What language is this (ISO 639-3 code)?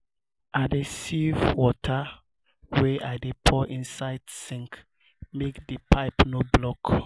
pcm